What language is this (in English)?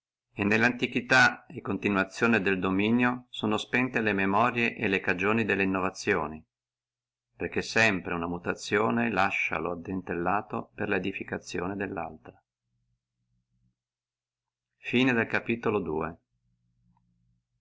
Italian